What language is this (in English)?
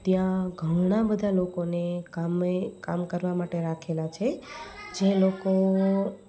Gujarati